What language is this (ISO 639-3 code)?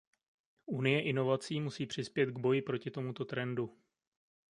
ces